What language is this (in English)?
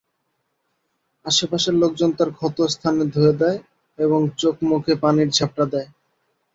Bangla